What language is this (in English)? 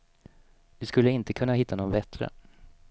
Swedish